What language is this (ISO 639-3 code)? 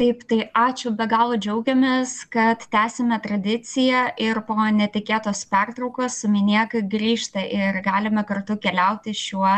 lit